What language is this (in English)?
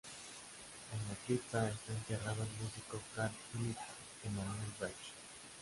Spanish